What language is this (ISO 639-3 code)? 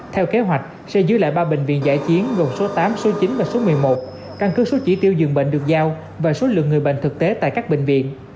vie